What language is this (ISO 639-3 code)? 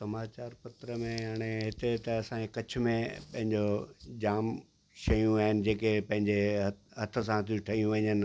snd